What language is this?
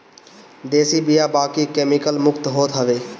Bhojpuri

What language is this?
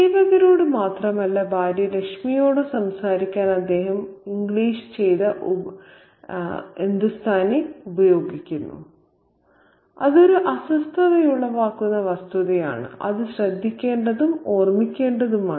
Malayalam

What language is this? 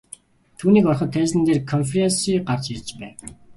Mongolian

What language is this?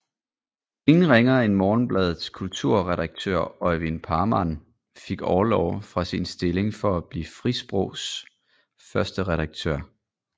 Danish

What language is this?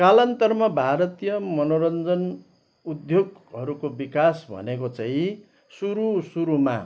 Nepali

